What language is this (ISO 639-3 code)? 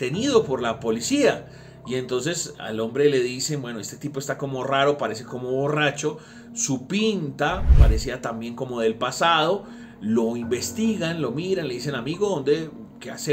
spa